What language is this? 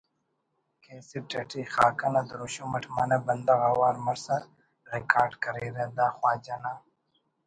Brahui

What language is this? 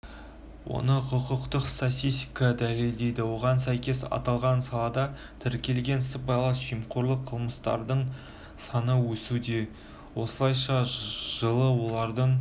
Kazakh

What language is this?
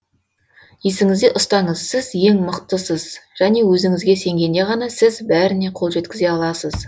Kazakh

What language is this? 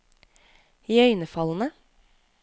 Norwegian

